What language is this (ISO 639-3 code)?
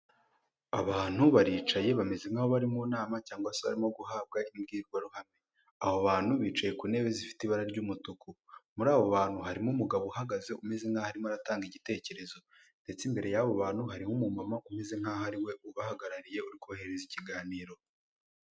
kin